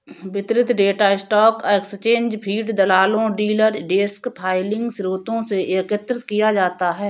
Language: Hindi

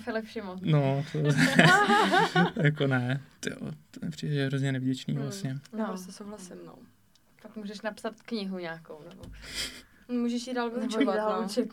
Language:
Czech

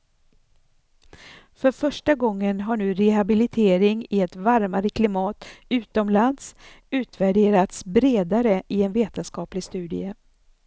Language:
Swedish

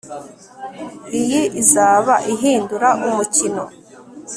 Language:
Kinyarwanda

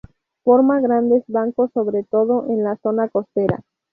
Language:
Spanish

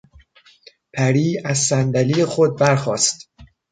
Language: Persian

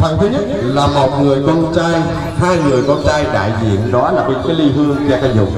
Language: Vietnamese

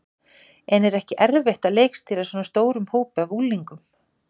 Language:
Icelandic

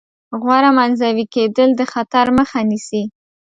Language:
Pashto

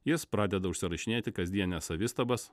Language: Lithuanian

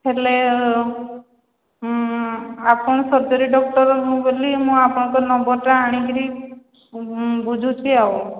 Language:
Odia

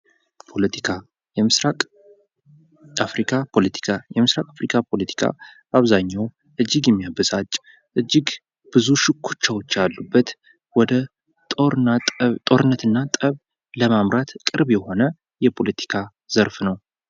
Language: Amharic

